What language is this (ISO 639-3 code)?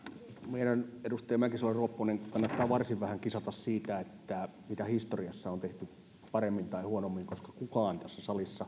fin